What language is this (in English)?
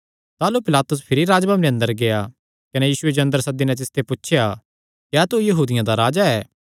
Kangri